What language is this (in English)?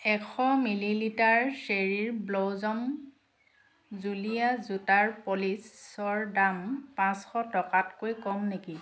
Assamese